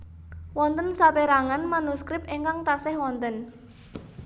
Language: Javanese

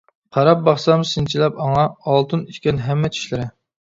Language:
Uyghur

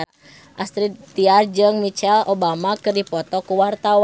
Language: Sundanese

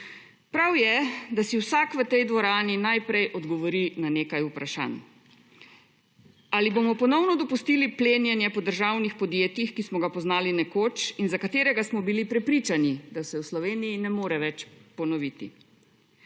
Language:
Slovenian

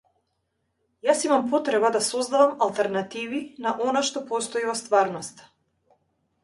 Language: Macedonian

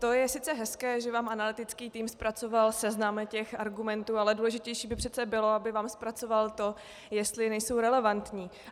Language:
Czech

